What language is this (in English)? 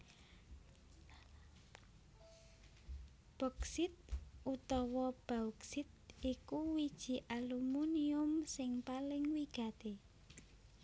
Javanese